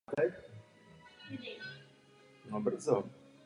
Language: Czech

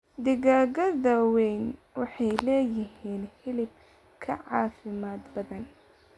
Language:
Somali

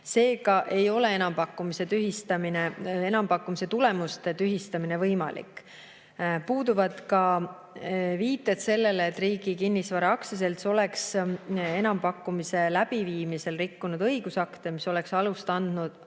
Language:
Estonian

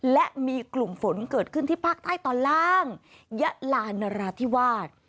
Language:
Thai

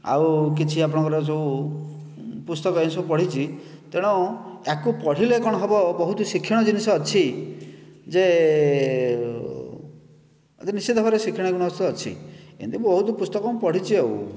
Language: Odia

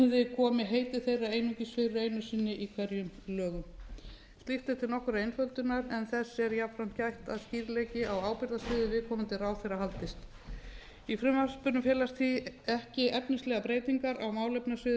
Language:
Icelandic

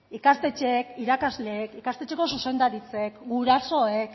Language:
Basque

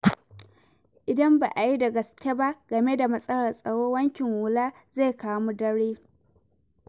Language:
Hausa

